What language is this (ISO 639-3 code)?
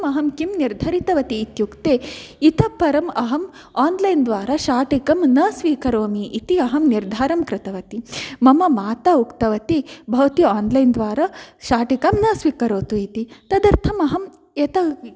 san